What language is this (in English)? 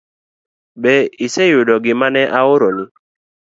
Luo (Kenya and Tanzania)